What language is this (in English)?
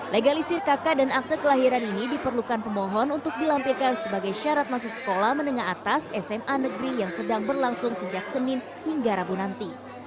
Indonesian